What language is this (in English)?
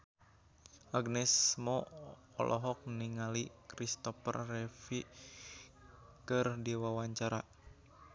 Sundanese